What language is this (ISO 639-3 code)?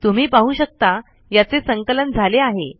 mar